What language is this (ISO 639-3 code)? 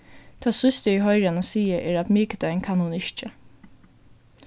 fao